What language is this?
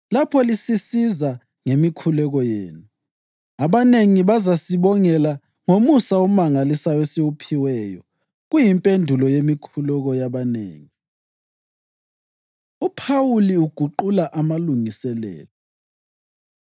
North Ndebele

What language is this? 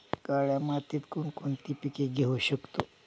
Marathi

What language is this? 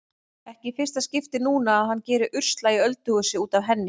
Icelandic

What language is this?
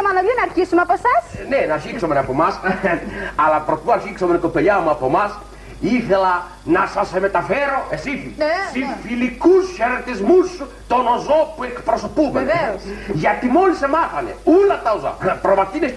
Greek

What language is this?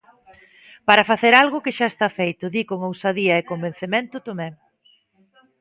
Galician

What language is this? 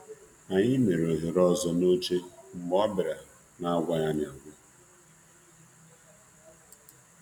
Igbo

